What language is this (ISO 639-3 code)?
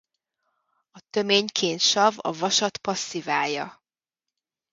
hun